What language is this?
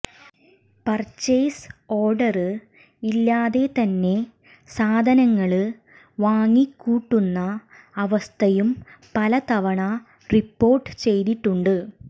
Malayalam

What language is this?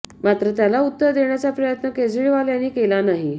Marathi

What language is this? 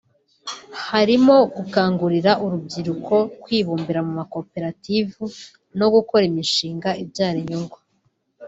Kinyarwanda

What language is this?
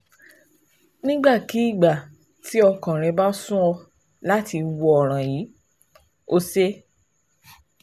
Yoruba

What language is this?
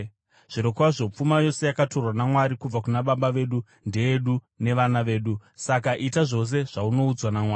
Shona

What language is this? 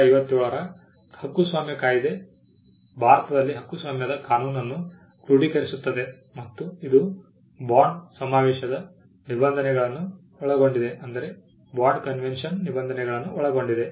Kannada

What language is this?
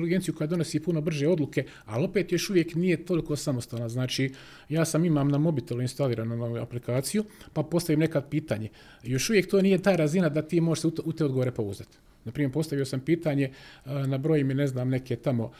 Croatian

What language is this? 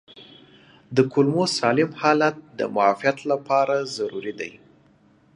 Pashto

